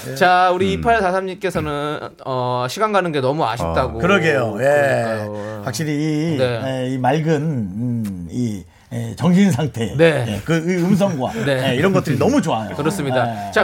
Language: Korean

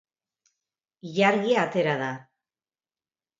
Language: Basque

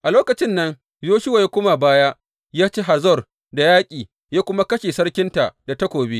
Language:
Hausa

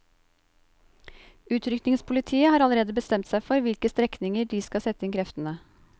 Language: Norwegian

